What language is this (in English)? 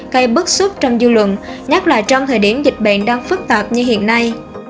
Vietnamese